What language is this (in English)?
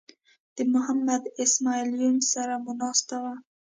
Pashto